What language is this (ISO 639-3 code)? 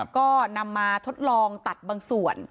tha